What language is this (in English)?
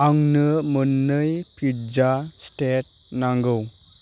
Bodo